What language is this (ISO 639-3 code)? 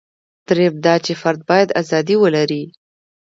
pus